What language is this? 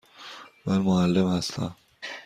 Persian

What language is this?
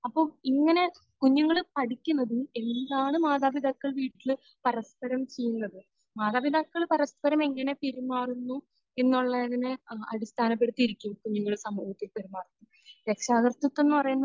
Malayalam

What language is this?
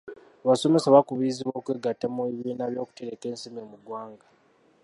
Ganda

